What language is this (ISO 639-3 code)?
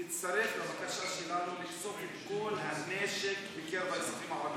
heb